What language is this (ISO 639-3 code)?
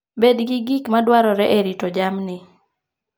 luo